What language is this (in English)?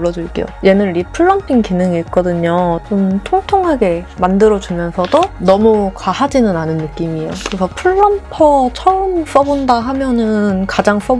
Korean